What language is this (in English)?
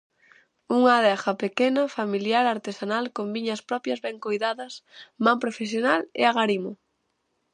Galician